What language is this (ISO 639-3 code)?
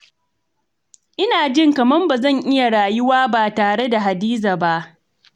hau